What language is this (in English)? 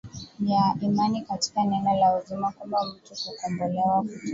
Swahili